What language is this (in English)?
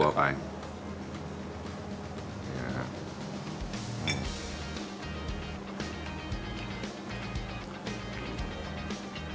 Thai